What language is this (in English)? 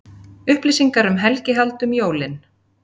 Icelandic